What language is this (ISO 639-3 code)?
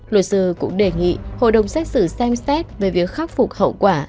vie